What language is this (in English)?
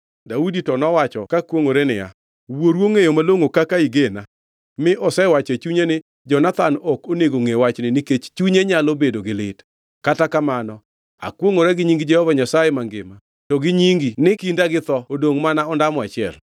Luo (Kenya and Tanzania)